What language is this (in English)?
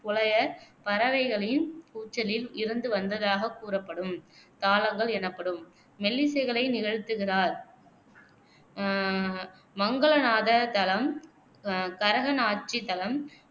Tamil